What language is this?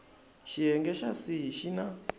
Tsonga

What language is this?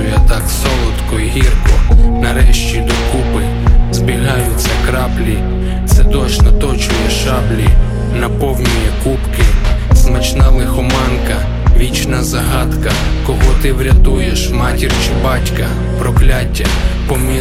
Ukrainian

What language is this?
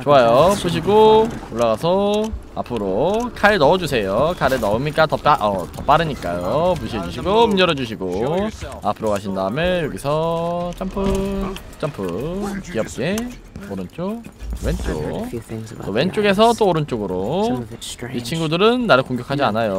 Korean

